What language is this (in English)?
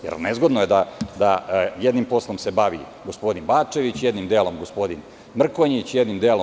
Serbian